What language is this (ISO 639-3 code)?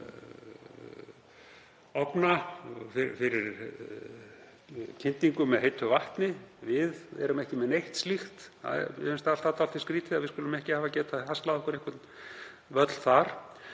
isl